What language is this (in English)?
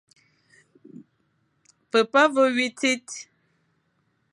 Fang